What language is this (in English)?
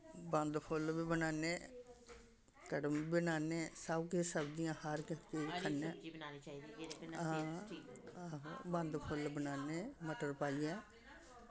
Dogri